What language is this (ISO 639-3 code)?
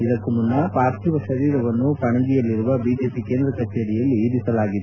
kan